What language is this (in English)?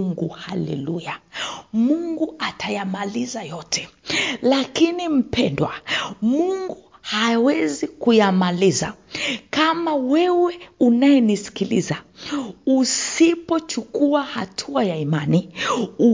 Swahili